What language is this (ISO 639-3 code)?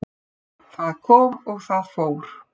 isl